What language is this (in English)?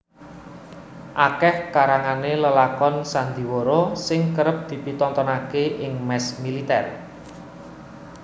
Javanese